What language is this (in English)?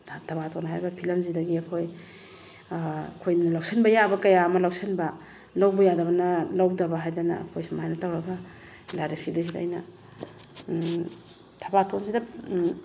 Manipuri